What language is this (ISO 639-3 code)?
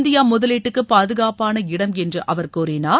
tam